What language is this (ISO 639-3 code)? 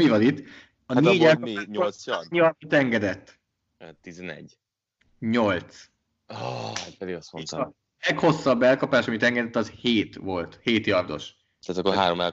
hun